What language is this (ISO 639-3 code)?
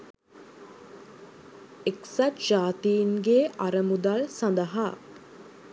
sin